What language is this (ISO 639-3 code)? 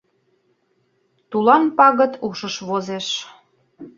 chm